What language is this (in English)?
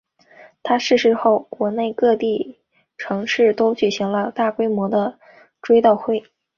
Chinese